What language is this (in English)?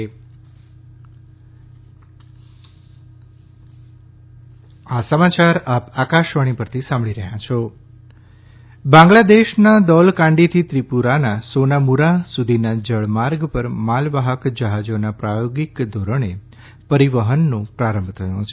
Gujarati